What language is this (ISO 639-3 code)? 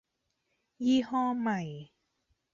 tha